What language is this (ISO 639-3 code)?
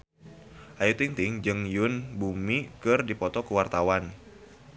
sun